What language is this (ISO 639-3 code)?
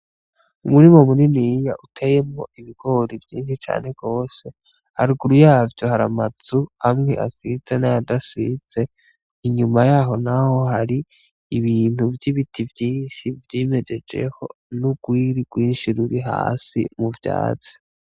run